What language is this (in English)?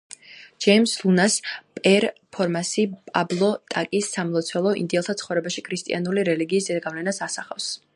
Georgian